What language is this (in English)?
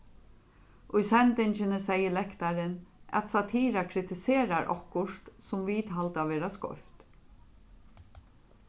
Faroese